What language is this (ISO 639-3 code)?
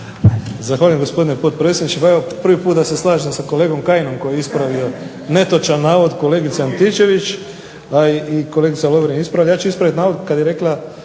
hrv